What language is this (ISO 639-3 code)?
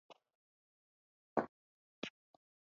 swa